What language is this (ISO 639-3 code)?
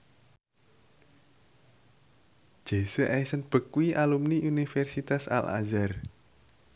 jav